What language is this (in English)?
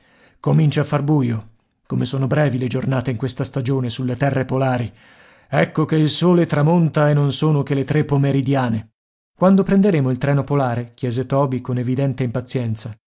Italian